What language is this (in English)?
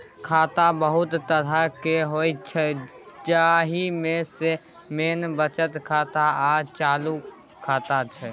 Maithili